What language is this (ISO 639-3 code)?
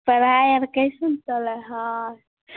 mai